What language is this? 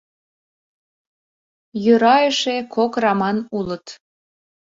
Mari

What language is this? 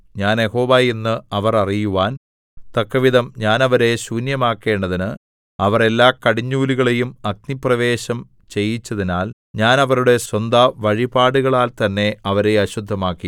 Malayalam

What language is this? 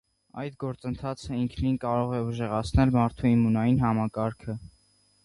Armenian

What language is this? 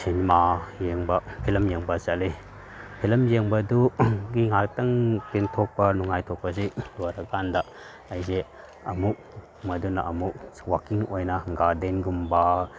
Manipuri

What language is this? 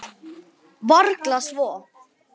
Icelandic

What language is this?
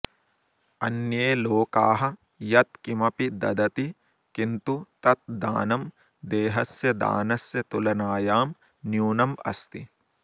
Sanskrit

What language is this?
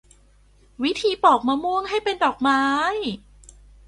Thai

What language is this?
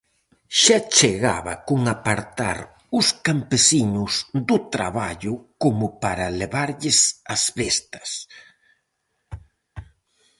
Galician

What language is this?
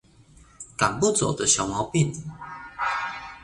Chinese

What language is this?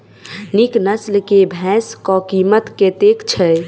Maithili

